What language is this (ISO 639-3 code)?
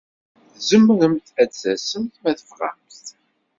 kab